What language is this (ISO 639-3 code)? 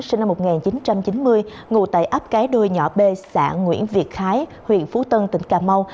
vie